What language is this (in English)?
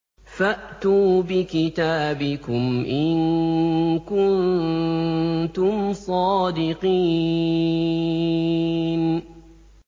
Arabic